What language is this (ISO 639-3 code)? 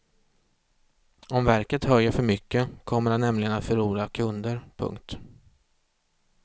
swe